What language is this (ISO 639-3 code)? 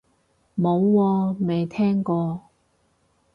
yue